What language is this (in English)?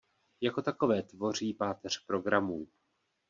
Czech